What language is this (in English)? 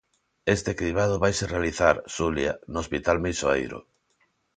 Galician